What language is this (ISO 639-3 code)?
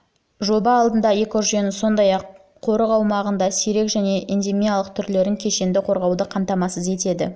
kaz